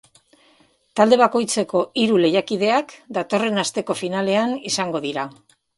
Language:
Basque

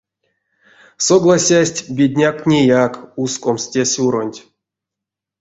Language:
Erzya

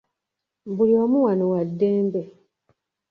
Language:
Ganda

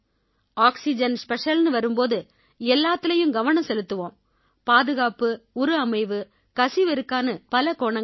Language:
Tamil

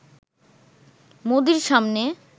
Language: Bangla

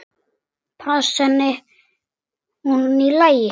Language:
Icelandic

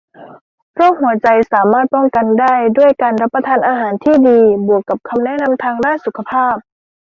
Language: Thai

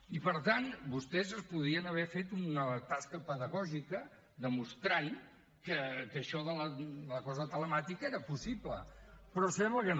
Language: Catalan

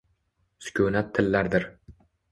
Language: Uzbek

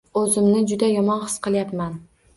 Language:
Uzbek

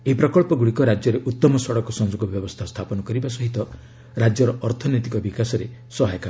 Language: Odia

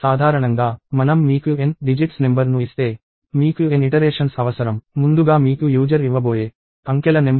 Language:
Telugu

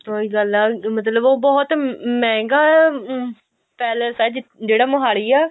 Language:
Punjabi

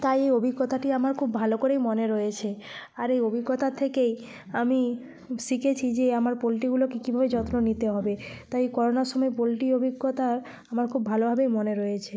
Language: Bangla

